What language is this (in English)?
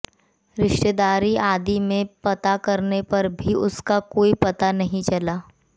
Hindi